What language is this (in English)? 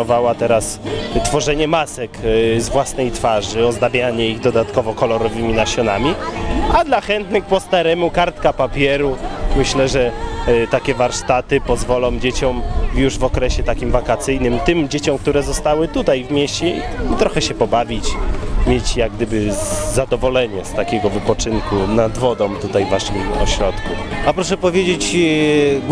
Polish